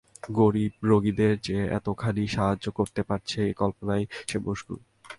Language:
Bangla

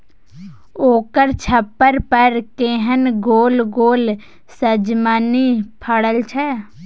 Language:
Maithili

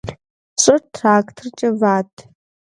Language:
Kabardian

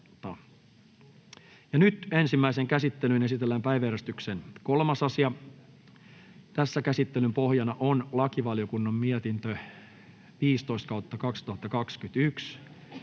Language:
Finnish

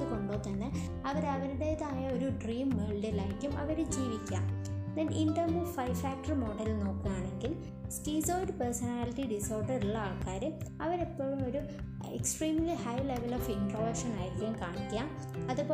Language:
Malayalam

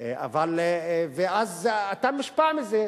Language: Hebrew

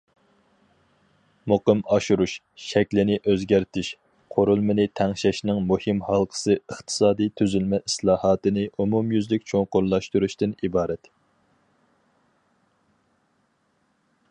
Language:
Uyghur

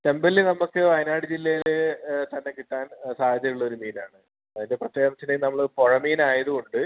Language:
Malayalam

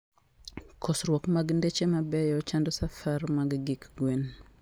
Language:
Luo (Kenya and Tanzania)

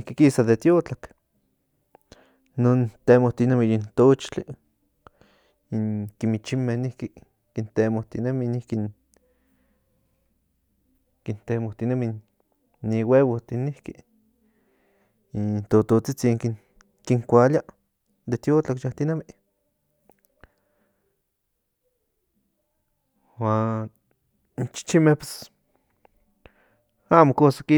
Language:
Central Nahuatl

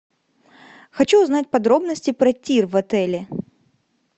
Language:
Russian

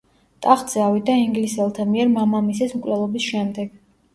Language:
Georgian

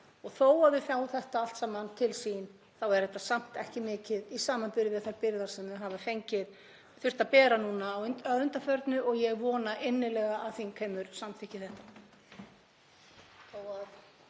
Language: Icelandic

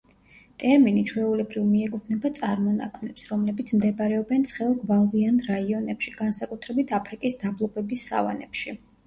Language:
Georgian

